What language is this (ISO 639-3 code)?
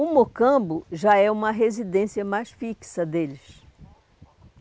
por